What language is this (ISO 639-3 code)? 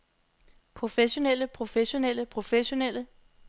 dan